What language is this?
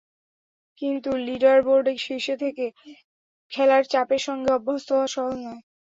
Bangla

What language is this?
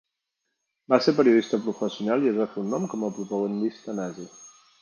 Catalan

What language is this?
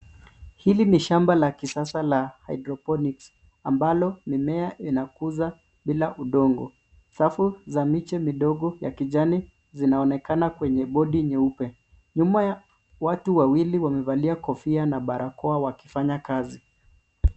Swahili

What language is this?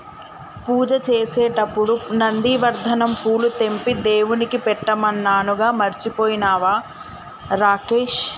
Telugu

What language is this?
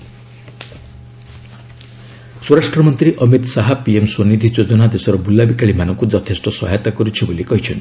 Odia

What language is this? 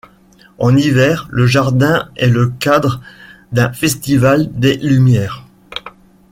French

